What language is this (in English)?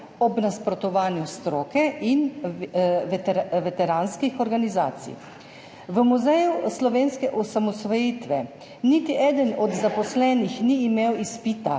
Slovenian